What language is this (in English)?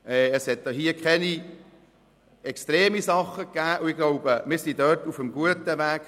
Swiss German